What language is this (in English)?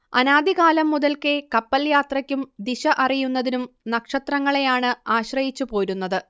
Malayalam